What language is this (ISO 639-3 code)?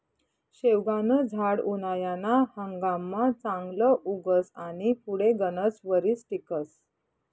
mar